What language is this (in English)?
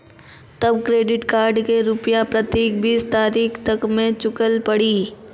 Maithili